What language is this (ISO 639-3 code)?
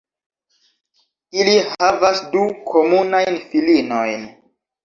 epo